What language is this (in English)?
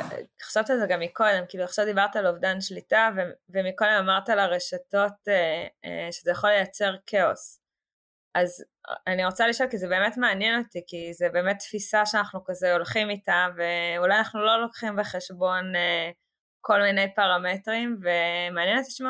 Hebrew